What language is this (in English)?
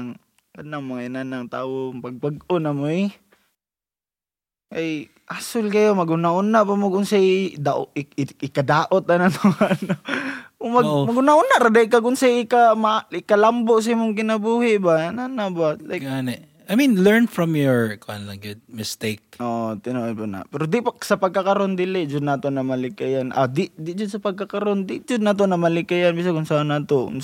Filipino